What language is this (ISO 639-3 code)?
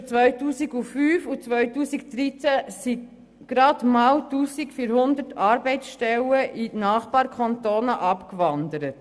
gsw